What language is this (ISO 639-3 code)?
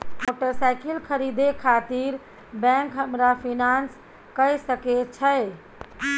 mai